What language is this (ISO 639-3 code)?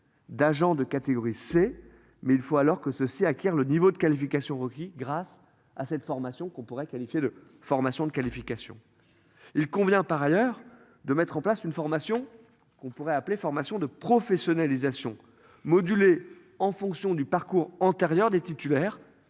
fra